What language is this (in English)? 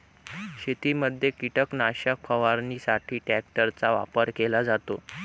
Marathi